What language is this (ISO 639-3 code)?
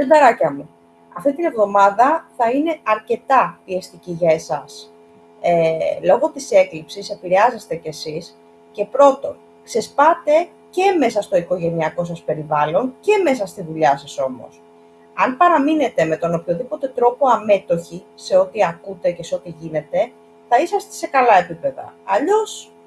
ell